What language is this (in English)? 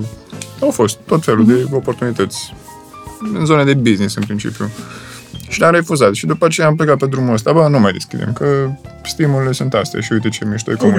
Romanian